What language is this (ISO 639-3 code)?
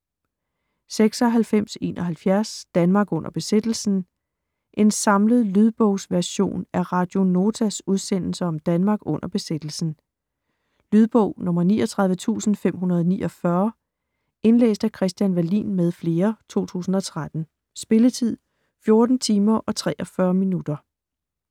dan